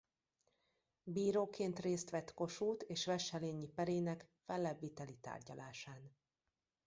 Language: Hungarian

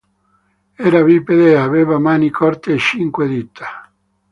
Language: Italian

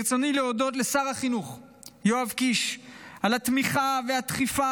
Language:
Hebrew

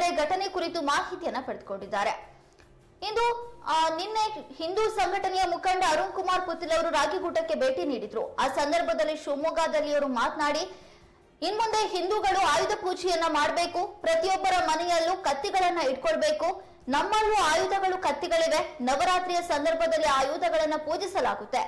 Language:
Hindi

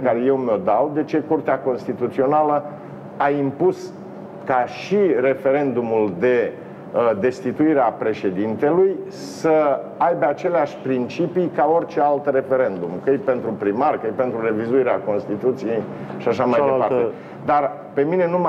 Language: Romanian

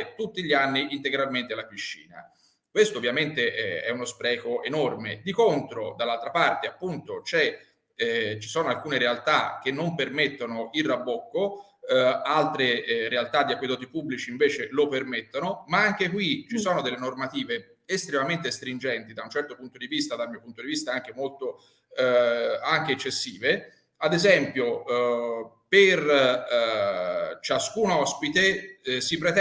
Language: Italian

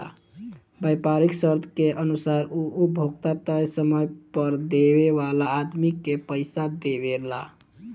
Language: Bhojpuri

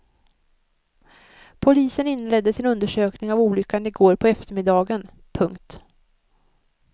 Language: Swedish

